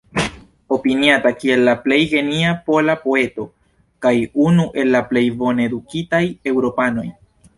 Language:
Esperanto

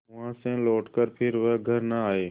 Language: Hindi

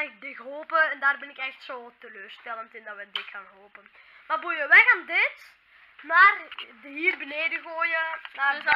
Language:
Dutch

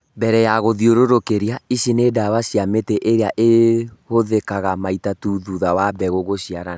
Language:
Kikuyu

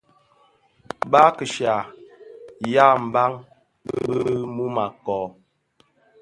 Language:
Bafia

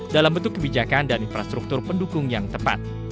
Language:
Indonesian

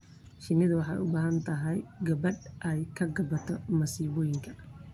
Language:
Somali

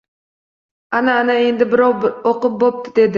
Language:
Uzbek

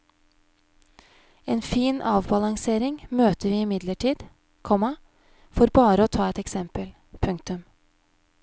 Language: Norwegian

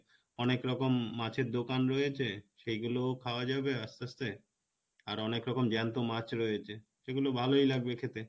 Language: Bangla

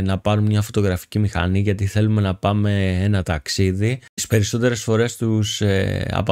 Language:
Greek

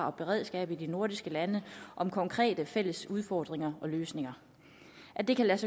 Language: Danish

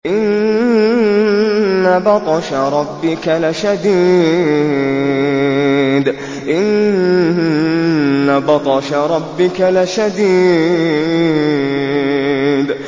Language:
Arabic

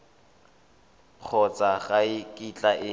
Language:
Tswana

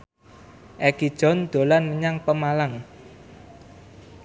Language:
Javanese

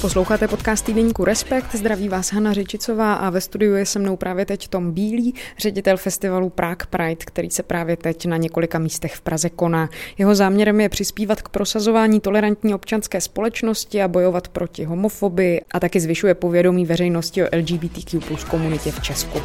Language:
Czech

